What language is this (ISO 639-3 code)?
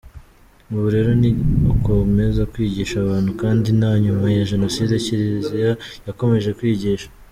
kin